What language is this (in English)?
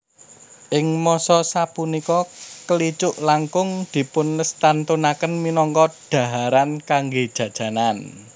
Javanese